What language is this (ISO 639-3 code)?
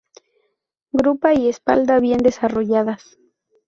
spa